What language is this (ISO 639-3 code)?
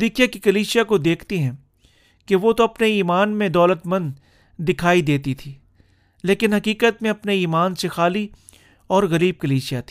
urd